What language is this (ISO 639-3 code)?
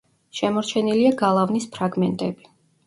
kat